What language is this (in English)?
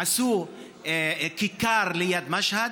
Hebrew